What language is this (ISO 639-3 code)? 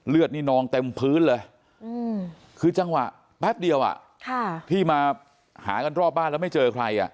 tha